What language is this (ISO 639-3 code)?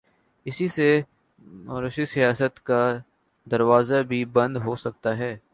urd